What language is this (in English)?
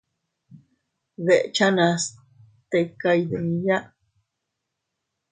Teutila Cuicatec